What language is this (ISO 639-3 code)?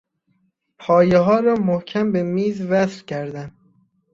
fas